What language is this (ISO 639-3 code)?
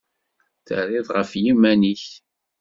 kab